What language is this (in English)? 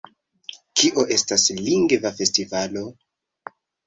Esperanto